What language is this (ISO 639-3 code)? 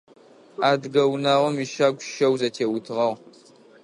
ady